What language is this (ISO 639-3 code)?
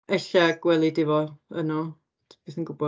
cym